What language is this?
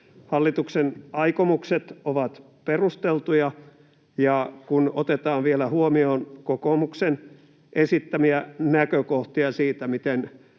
Finnish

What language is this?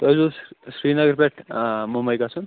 Kashmiri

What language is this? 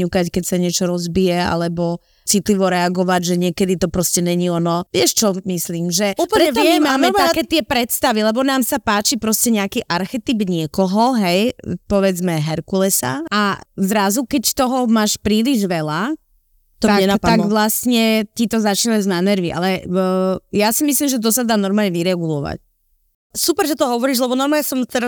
Slovak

